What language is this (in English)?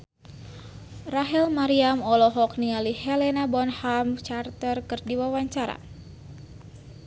Sundanese